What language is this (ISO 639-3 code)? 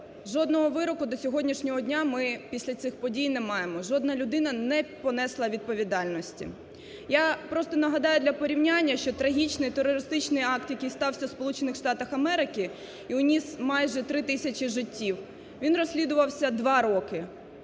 ukr